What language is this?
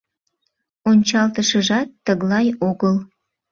Mari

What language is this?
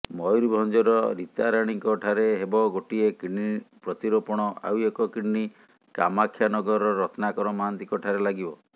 Odia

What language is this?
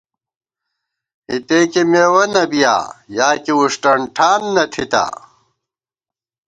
Gawar-Bati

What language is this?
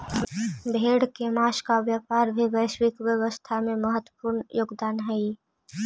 Magahi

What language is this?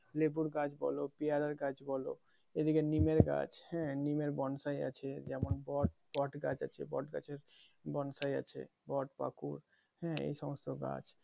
Bangla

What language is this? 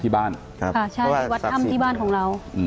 Thai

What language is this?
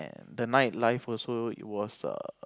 English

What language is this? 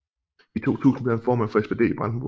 Danish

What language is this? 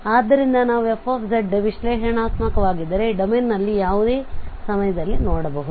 Kannada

